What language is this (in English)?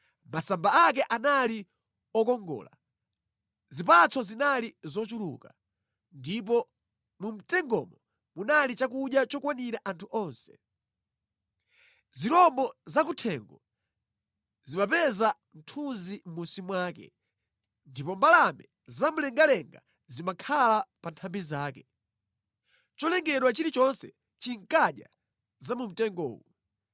Nyanja